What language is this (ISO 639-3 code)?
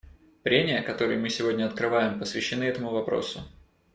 rus